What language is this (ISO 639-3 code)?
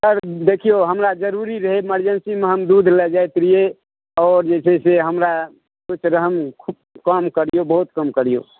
mai